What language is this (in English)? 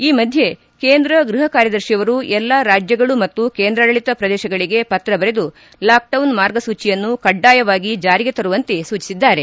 Kannada